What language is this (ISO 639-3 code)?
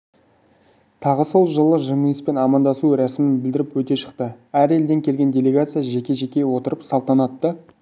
kaz